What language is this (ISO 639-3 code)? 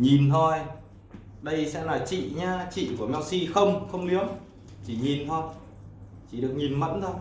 vie